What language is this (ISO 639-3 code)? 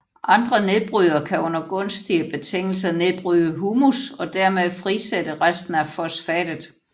dan